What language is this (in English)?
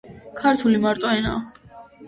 Georgian